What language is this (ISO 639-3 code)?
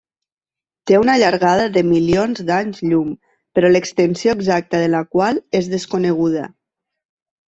cat